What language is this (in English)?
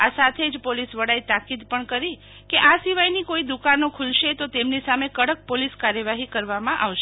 Gujarati